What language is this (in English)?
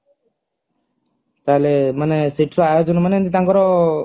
Odia